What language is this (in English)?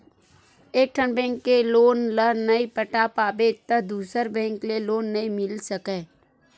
Chhattisgarhi